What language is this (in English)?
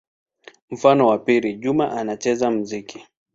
Swahili